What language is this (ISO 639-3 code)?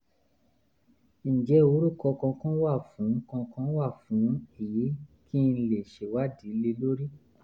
yor